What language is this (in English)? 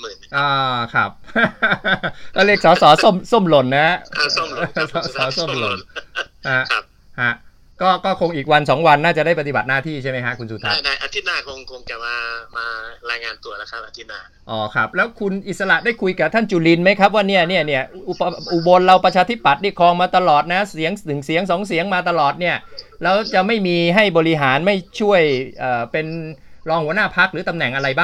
Thai